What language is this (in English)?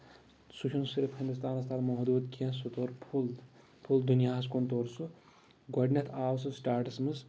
Kashmiri